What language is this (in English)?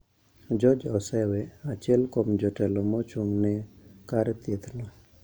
Luo (Kenya and Tanzania)